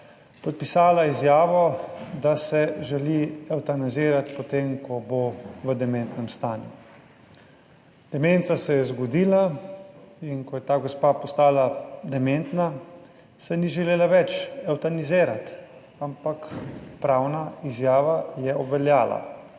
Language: Slovenian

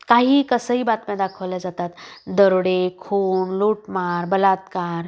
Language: Marathi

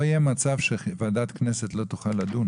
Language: Hebrew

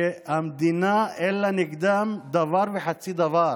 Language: Hebrew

